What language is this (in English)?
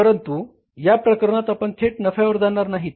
Marathi